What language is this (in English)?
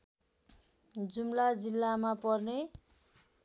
Nepali